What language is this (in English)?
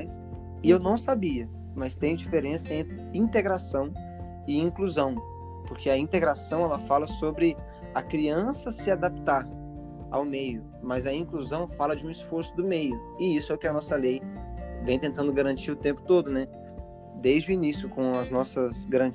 Portuguese